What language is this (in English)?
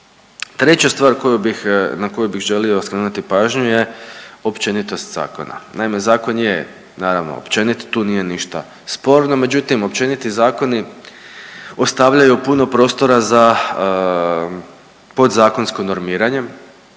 Croatian